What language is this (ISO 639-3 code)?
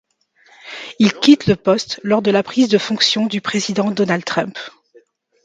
fra